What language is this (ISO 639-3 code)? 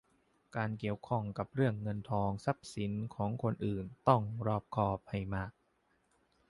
tha